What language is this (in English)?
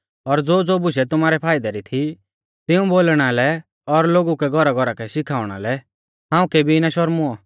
Mahasu Pahari